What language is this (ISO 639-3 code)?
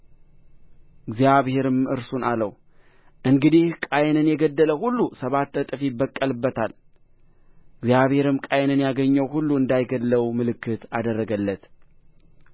amh